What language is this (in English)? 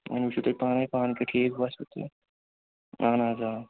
Kashmiri